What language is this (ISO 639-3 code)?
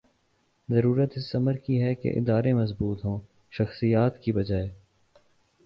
urd